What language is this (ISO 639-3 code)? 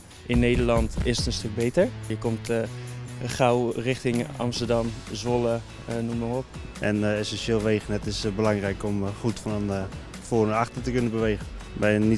nld